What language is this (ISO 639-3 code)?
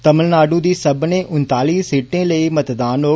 doi